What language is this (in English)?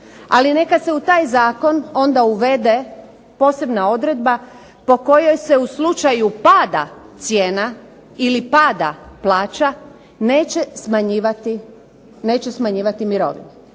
Croatian